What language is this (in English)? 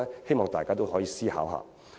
Cantonese